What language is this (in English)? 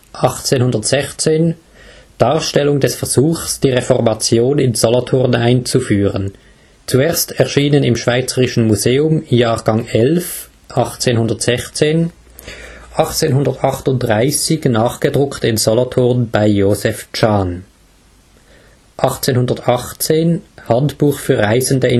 German